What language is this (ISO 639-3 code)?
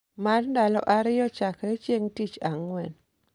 luo